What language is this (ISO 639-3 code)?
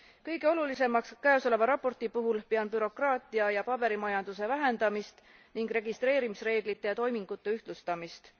est